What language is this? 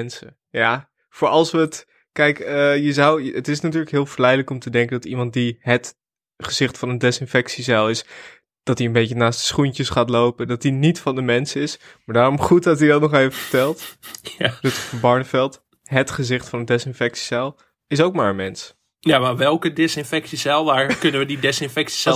Dutch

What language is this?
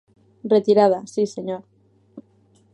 Galician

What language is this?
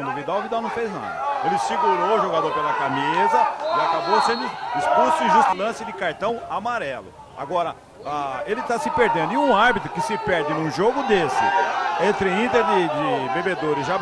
Portuguese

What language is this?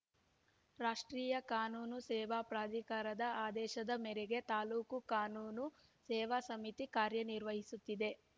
Kannada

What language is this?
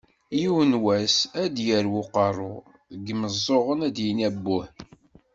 Kabyle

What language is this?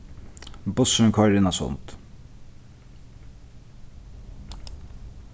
Faroese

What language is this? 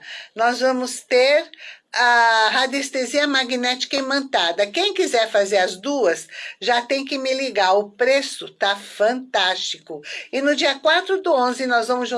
Portuguese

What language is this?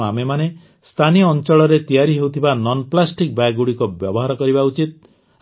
Odia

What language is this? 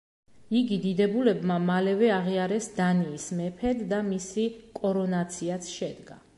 Georgian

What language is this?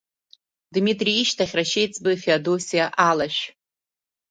Abkhazian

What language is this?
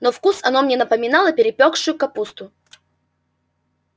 Russian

